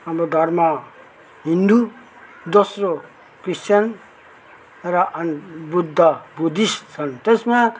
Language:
Nepali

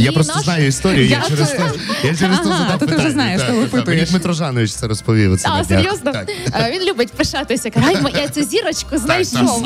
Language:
Ukrainian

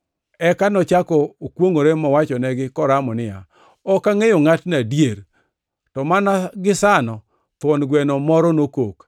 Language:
Luo (Kenya and Tanzania)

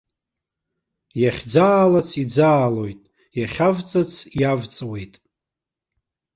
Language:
Abkhazian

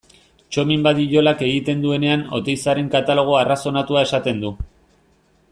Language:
Basque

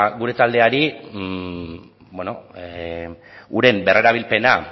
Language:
Basque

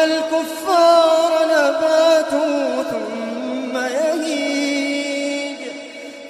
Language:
Arabic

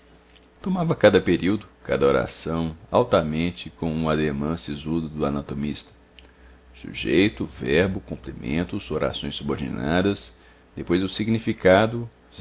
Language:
Portuguese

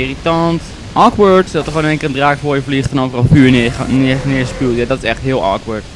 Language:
Dutch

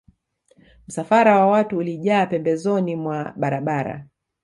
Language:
Swahili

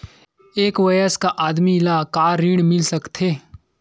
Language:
Chhattisgarhi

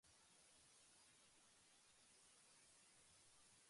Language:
Japanese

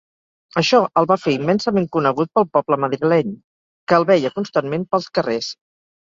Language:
Catalan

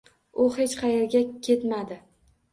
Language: Uzbek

